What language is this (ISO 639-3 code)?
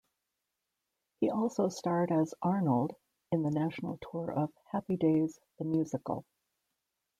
eng